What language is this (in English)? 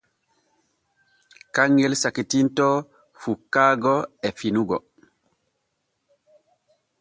Borgu Fulfulde